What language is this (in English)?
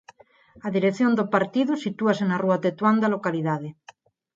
Galician